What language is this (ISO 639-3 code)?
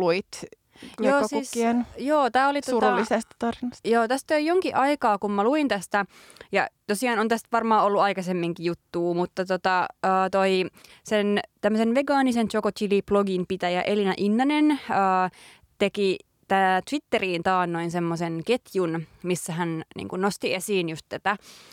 fin